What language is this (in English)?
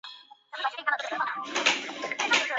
Chinese